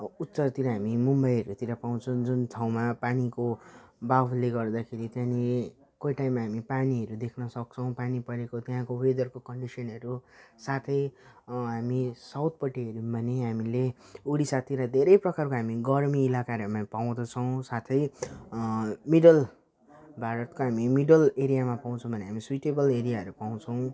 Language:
Nepali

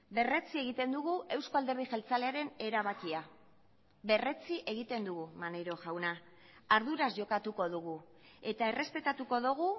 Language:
Basque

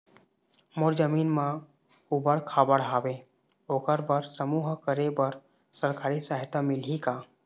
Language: Chhattisgarhi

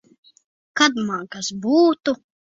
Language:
Latvian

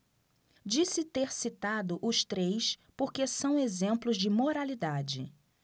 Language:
Portuguese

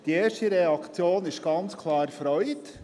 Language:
Swiss German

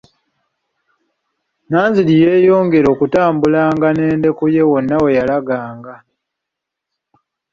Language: Ganda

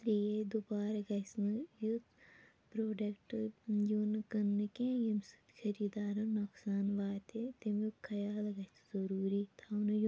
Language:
Kashmiri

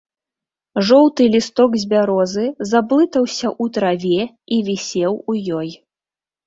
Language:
Belarusian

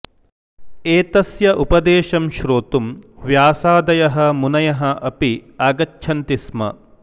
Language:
Sanskrit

